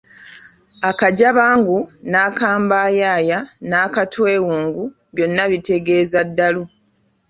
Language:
Ganda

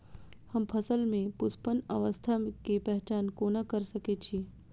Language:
Maithili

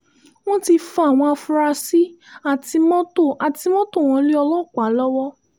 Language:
Yoruba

